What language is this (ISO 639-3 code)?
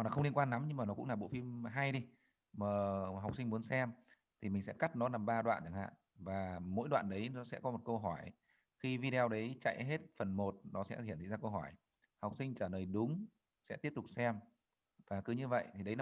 vie